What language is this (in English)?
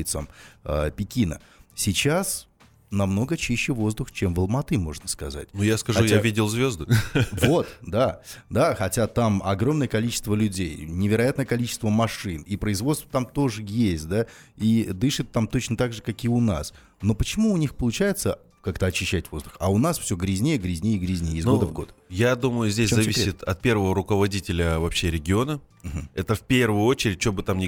Russian